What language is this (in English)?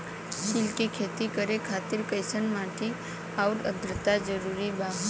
Bhojpuri